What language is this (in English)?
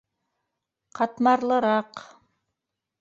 Bashkir